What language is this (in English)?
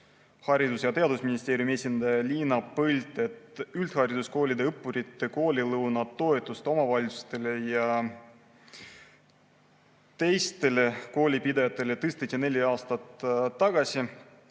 Estonian